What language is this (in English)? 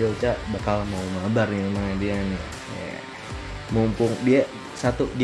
Indonesian